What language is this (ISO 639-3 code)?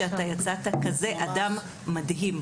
heb